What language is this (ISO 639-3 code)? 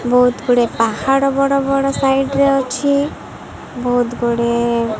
ori